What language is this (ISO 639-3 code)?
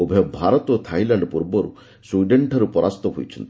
ori